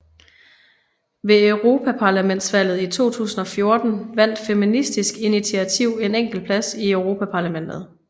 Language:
Danish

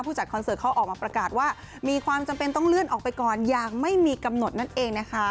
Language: Thai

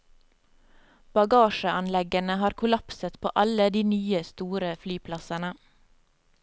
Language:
Norwegian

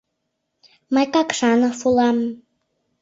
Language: Mari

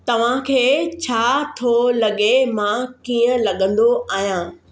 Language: Sindhi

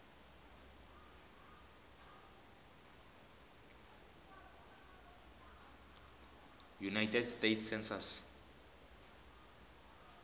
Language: Tsonga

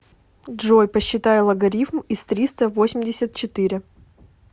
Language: Russian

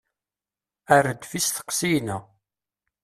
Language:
Kabyle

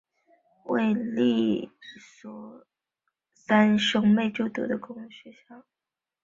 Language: Chinese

